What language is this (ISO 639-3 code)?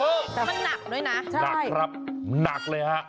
tha